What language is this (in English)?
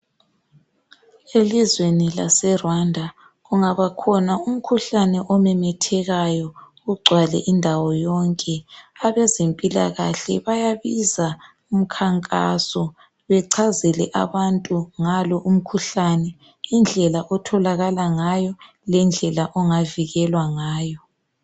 North Ndebele